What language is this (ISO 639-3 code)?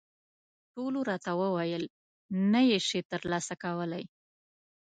pus